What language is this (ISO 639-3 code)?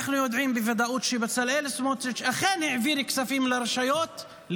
heb